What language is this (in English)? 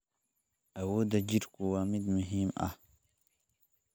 Somali